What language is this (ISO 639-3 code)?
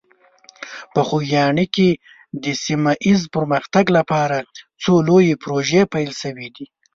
pus